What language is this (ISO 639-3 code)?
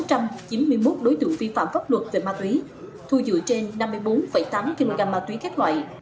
vie